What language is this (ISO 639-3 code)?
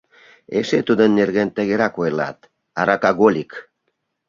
chm